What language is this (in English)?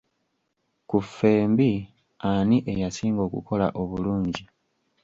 Ganda